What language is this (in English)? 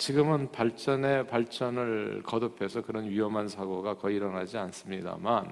Korean